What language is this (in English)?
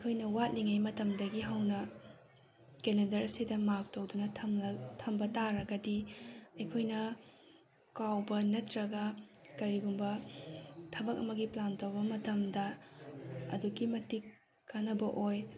Manipuri